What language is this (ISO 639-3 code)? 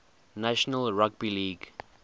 eng